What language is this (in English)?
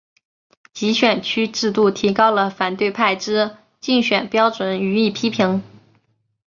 Chinese